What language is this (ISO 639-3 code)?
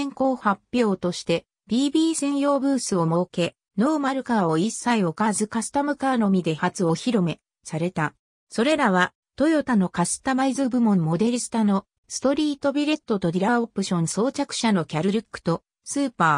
jpn